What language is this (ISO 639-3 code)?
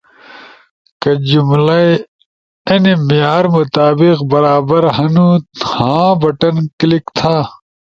ush